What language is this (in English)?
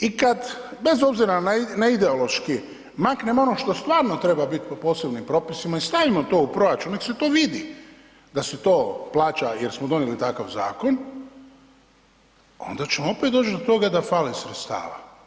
Croatian